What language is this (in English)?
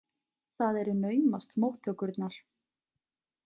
Icelandic